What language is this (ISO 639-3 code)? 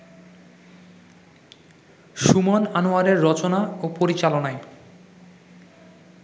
ben